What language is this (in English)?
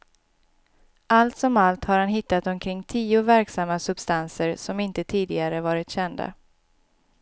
Swedish